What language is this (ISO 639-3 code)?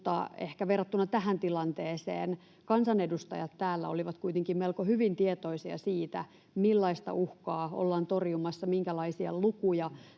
fin